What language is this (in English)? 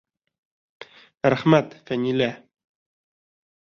Bashkir